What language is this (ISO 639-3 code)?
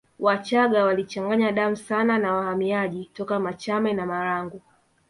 swa